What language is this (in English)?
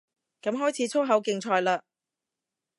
Cantonese